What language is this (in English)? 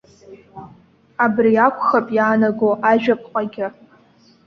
Abkhazian